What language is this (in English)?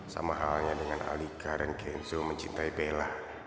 Indonesian